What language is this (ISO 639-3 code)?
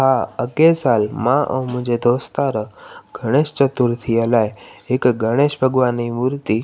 snd